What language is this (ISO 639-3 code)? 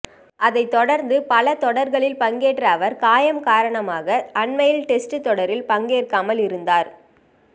tam